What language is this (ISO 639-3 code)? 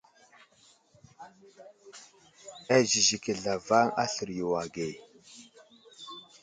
udl